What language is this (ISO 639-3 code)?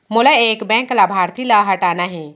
hne